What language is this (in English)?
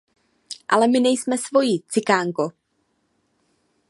Czech